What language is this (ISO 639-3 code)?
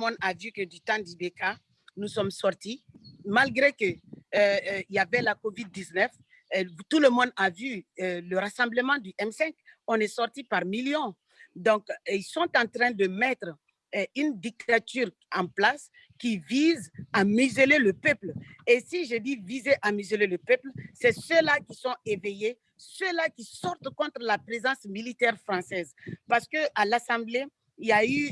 fra